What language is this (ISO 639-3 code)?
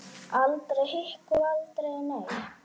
isl